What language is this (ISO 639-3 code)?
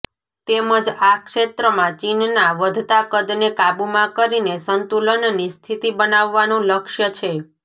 guj